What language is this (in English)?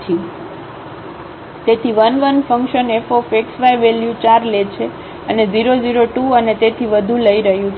Gujarati